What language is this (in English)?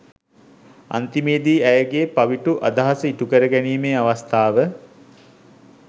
Sinhala